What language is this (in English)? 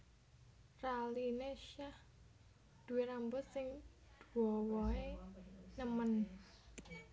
Javanese